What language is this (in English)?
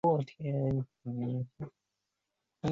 Chinese